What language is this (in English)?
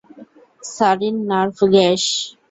Bangla